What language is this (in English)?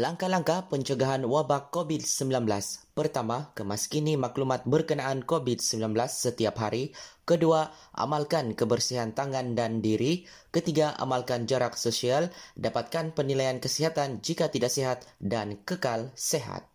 Malay